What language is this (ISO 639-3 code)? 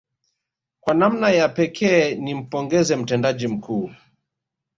swa